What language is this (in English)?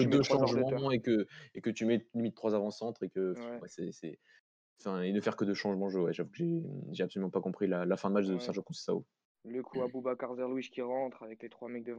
French